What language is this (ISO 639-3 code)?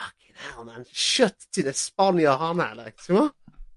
cym